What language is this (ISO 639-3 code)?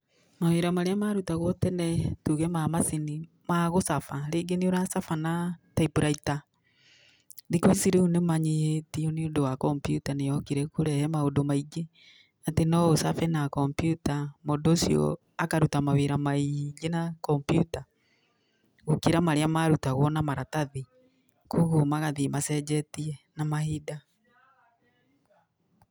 kik